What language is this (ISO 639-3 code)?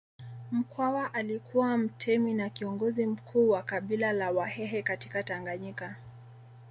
swa